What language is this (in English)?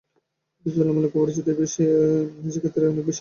Bangla